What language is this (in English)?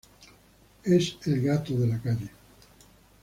Spanish